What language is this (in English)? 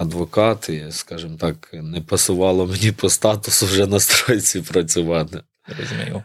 Ukrainian